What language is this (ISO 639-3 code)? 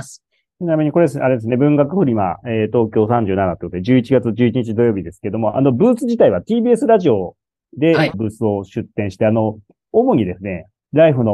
jpn